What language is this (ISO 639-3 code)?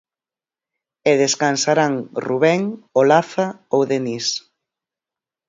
glg